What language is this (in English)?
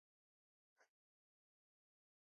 Pashto